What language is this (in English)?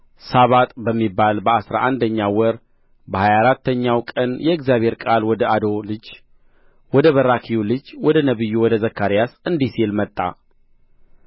Amharic